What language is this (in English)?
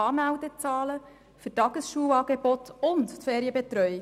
Swiss German